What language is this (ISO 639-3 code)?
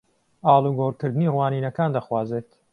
ckb